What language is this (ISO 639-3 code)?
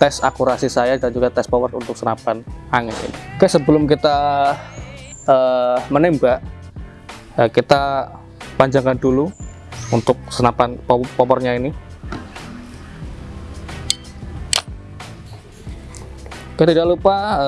ind